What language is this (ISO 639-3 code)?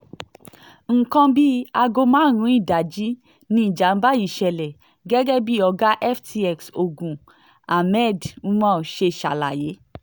yor